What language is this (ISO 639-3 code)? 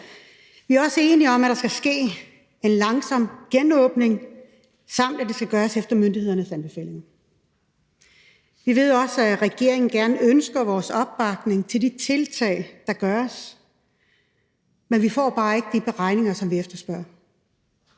dan